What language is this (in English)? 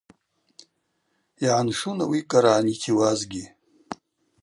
Abaza